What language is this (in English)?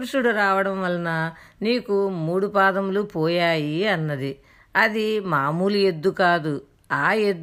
Telugu